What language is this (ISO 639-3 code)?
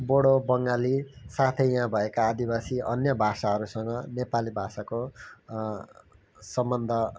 nep